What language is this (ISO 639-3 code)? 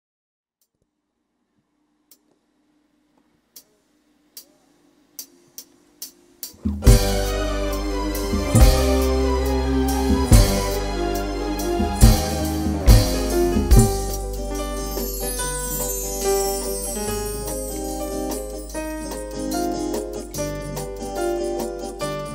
ind